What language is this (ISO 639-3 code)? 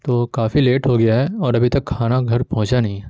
urd